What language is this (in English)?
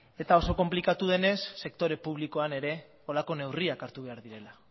Basque